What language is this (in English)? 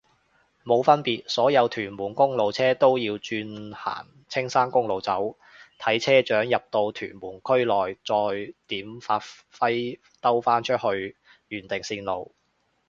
Cantonese